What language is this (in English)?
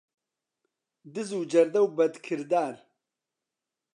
Central Kurdish